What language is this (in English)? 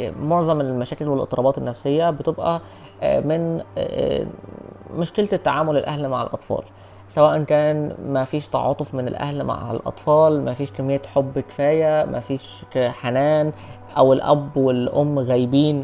Arabic